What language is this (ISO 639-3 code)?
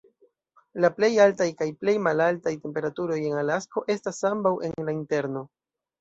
epo